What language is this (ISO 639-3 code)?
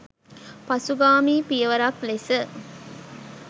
sin